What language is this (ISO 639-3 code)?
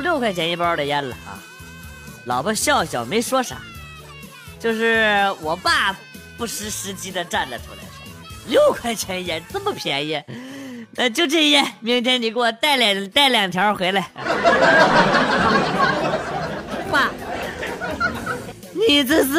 zho